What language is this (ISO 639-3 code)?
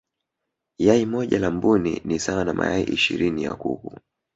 swa